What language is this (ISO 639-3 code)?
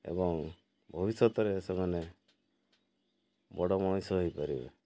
ori